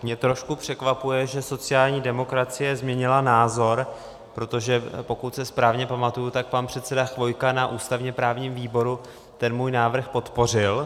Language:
Czech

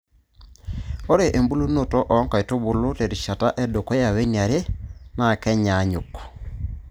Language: Masai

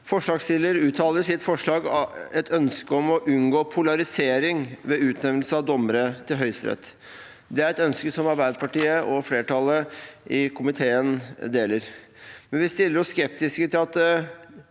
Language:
Norwegian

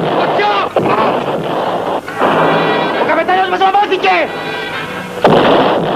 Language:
Greek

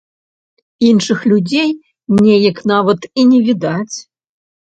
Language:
Belarusian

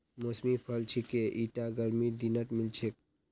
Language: Magahi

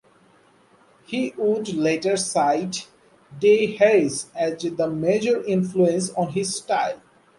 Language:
English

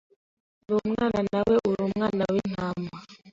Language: Kinyarwanda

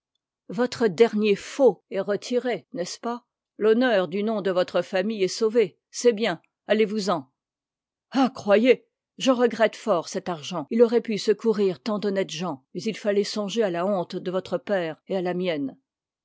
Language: French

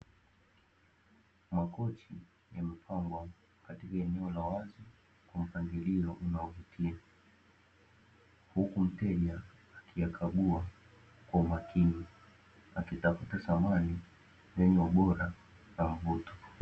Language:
Swahili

